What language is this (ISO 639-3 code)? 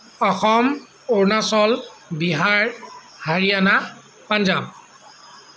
asm